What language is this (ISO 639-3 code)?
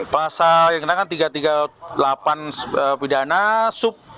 ind